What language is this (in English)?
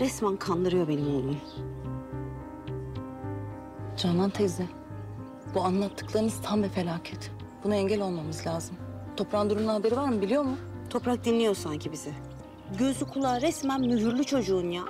Turkish